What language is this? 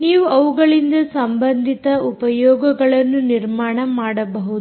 Kannada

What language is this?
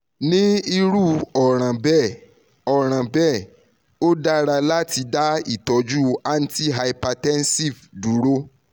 Yoruba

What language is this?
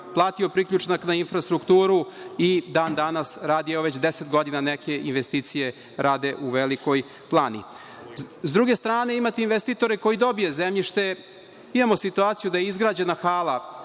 Serbian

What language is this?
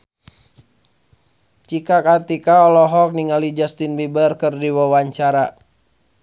Sundanese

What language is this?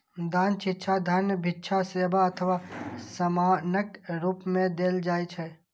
Maithili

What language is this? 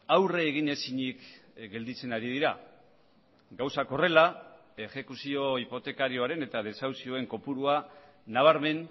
Basque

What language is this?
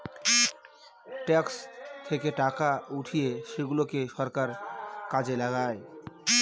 Bangla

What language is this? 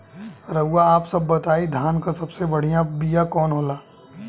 Bhojpuri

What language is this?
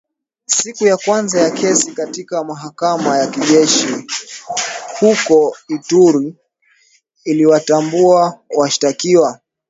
Swahili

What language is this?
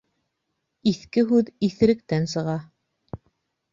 Bashkir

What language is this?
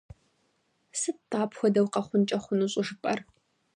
Kabardian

